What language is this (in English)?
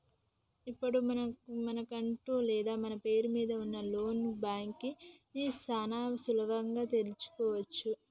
Telugu